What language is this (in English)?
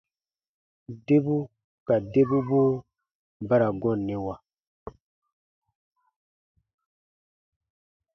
Baatonum